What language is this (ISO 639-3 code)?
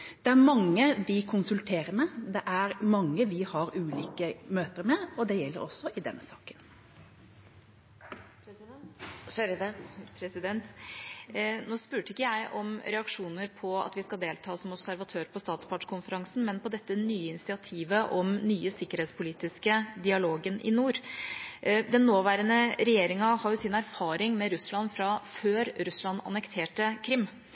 nor